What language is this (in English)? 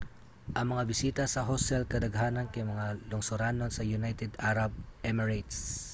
Cebuano